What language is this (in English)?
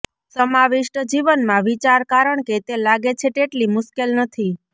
Gujarati